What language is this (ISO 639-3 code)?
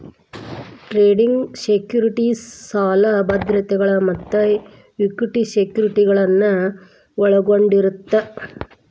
kan